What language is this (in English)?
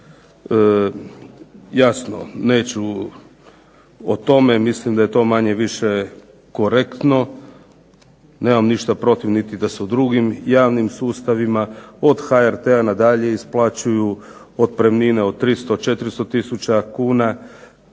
Croatian